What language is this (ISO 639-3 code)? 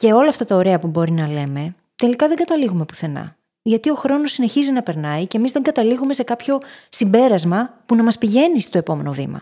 ell